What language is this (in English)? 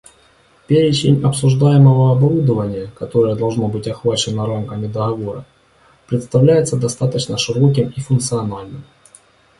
Russian